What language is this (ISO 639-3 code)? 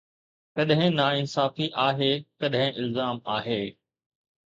snd